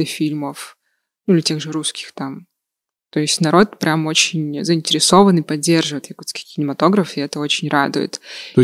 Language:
Russian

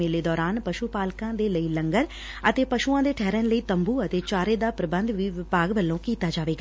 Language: Punjabi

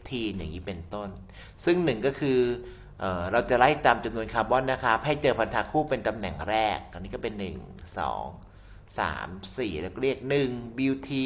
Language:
Thai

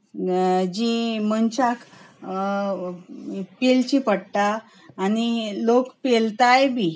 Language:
Konkani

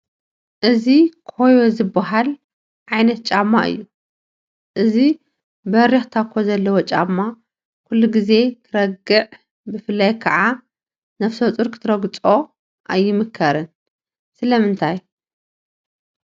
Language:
Tigrinya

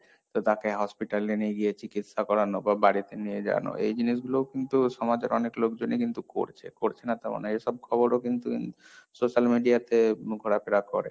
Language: Bangla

